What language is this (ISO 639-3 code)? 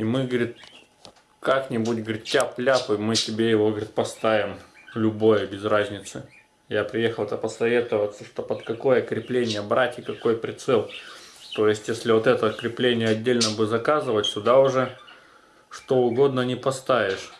rus